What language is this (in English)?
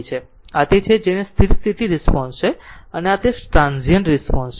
Gujarati